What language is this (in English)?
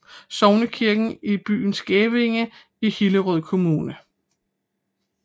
Danish